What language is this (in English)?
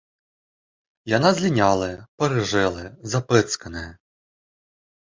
Belarusian